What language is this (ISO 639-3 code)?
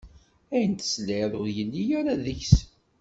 kab